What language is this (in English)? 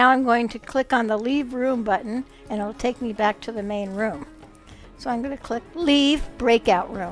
English